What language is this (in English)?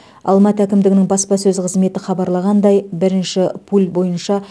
Kazakh